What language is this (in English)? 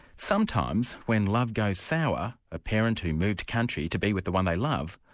English